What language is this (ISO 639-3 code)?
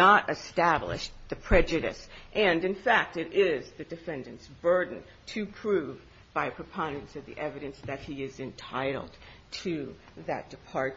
eng